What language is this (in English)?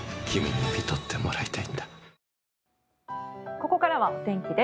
Japanese